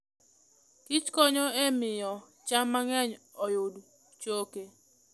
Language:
Luo (Kenya and Tanzania)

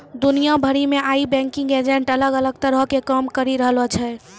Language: Maithili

